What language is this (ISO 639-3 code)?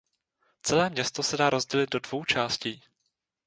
ces